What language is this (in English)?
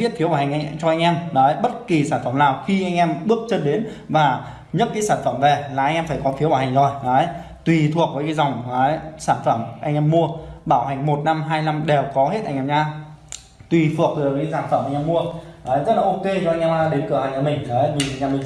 Vietnamese